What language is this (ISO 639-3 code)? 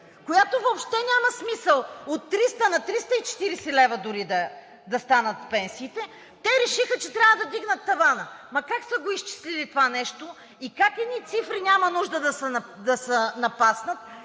bul